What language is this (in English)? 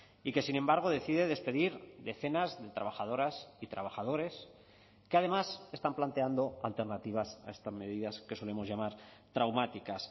Spanish